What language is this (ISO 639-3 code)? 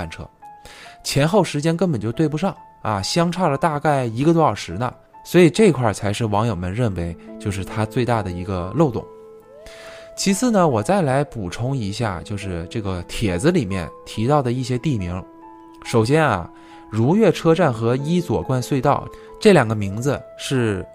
zho